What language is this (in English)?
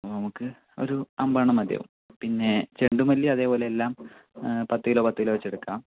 Malayalam